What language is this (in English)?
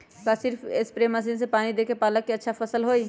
Magahi